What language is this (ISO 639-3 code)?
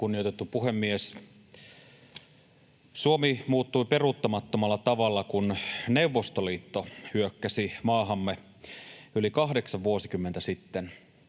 fin